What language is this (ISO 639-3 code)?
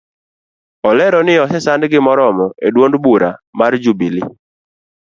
luo